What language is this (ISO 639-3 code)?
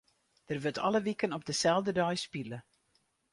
fry